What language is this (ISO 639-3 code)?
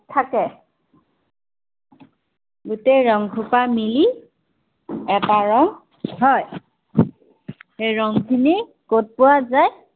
asm